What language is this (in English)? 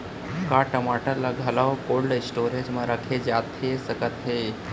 Chhattisgarhi